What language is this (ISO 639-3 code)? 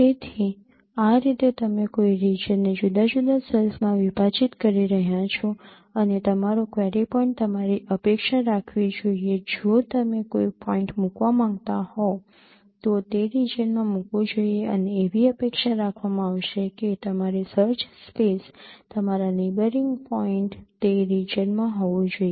guj